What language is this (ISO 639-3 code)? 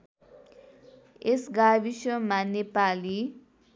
nep